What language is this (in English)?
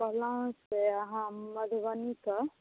Maithili